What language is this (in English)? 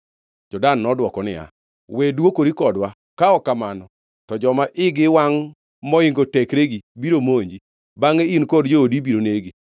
Luo (Kenya and Tanzania)